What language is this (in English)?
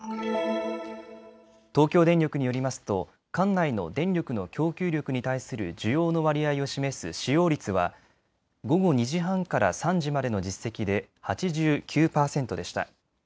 Japanese